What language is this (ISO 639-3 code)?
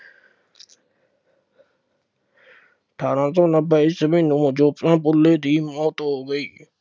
pan